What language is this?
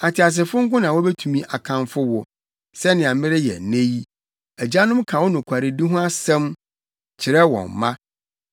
Akan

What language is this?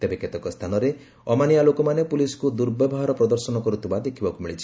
Odia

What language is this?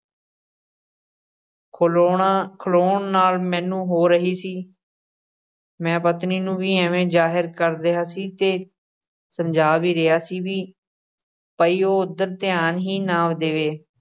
Punjabi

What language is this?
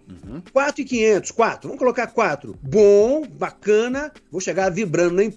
Portuguese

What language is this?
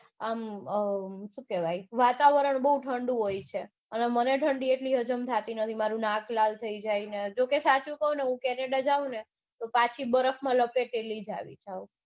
Gujarati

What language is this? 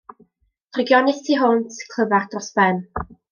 Welsh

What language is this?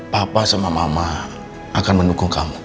Indonesian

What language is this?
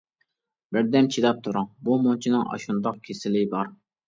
Uyghur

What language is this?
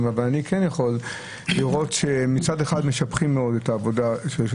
Hebrew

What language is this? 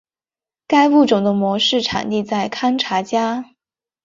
Chinese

